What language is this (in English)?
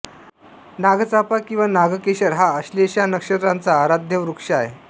Marathi